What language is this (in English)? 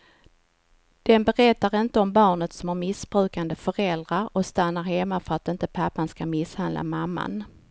Swedish